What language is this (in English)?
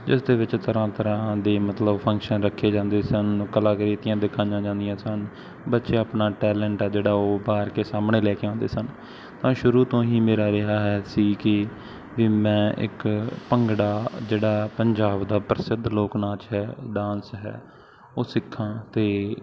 Punjabi